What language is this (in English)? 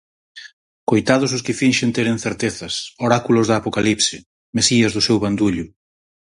Galician